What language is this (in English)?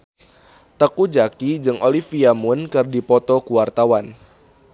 Sundanese